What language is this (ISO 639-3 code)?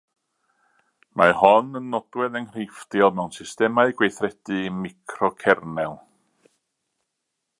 cym